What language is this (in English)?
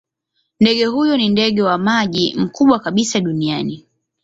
Swahili